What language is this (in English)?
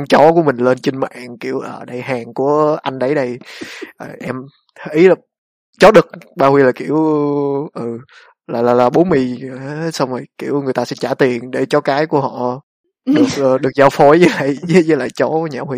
Vietnamese